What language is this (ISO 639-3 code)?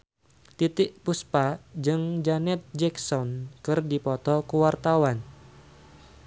sun